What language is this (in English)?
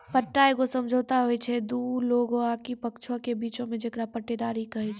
Maithili